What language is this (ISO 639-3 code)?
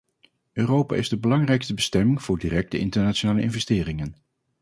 nld